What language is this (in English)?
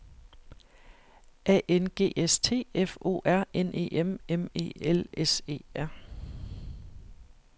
Danish